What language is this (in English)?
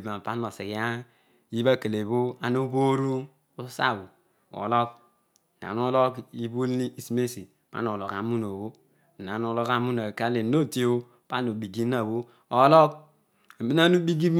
Odual